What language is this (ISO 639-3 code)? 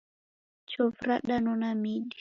dav